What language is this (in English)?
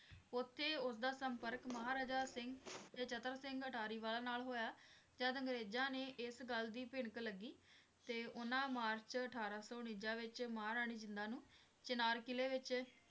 Punjabi